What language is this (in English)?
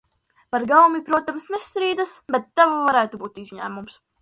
Latvian